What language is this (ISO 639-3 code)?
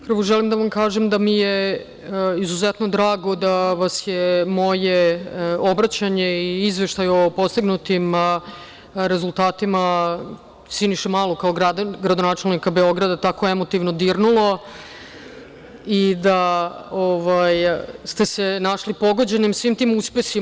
srp